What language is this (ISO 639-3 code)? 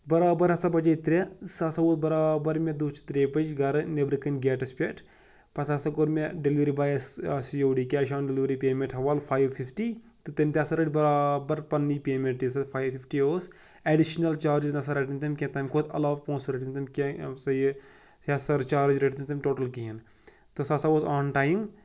kas